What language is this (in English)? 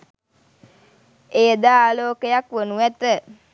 Sinhala